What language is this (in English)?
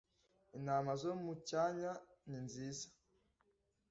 Kinyarwanda